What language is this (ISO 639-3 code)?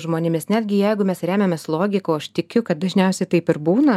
lit